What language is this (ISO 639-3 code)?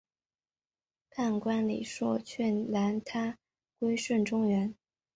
zho